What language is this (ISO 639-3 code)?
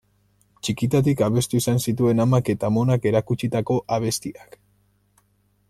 eus